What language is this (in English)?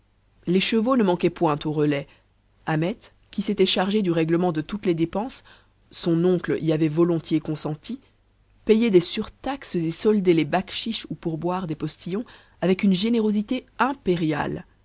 French